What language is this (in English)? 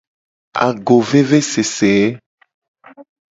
Gen